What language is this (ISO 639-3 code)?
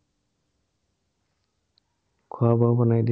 asm